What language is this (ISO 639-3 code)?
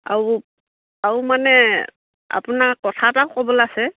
asm